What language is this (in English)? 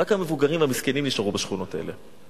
Hebrew